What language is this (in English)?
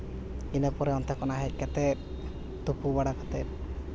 Santali